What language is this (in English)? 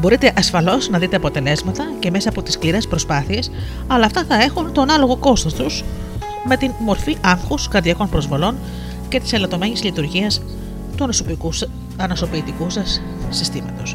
Greek